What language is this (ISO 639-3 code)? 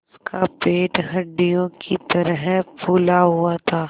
hin